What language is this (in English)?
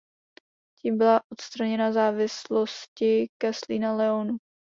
Czech